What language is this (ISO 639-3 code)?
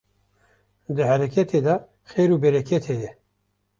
kur